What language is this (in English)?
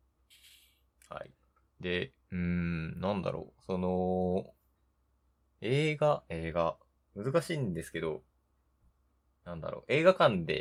Japanese